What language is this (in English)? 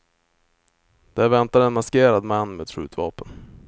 Swedish